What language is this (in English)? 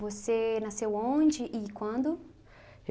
Portuguese